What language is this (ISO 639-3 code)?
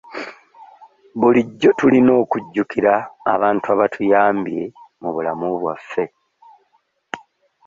lug